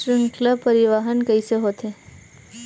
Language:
Chhattisgarhi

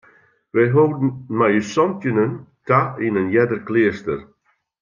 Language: Western Frisian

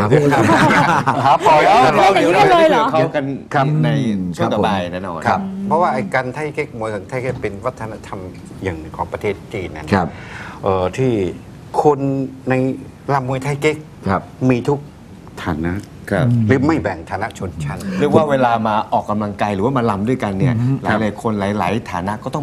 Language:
Thai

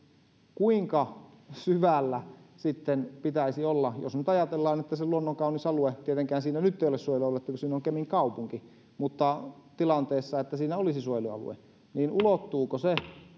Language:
Finnish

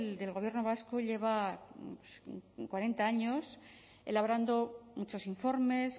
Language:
Spanish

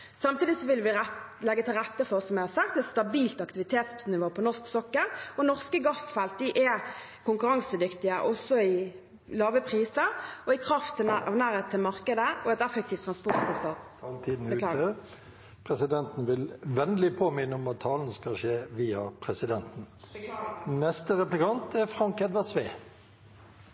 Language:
Norwegian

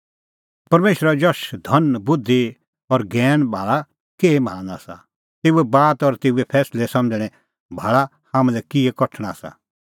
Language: Kullu Pahari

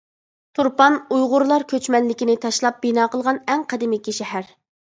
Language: Uyghur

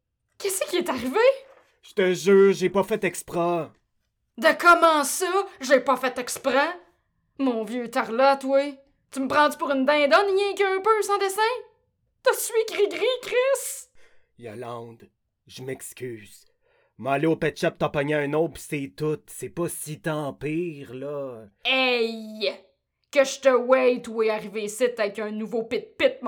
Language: French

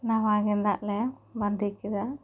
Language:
Santali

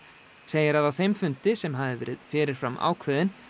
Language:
Icelandic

